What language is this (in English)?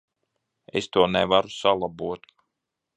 Latvian